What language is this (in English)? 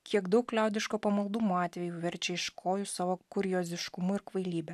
Lithuanian